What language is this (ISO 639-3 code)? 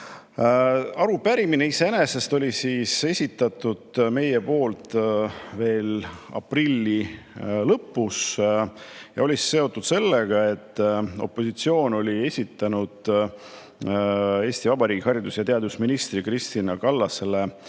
est